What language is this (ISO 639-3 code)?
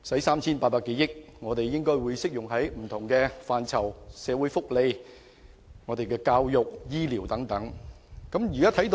yue